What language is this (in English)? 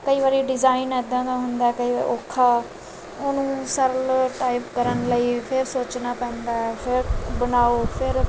Punjabi